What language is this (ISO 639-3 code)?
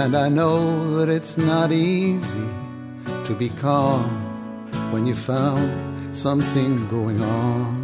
fas